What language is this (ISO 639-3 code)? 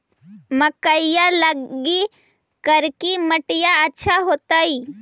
mag